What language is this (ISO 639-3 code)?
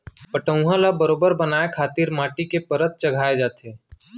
hne